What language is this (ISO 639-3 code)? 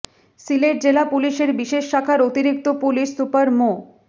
ben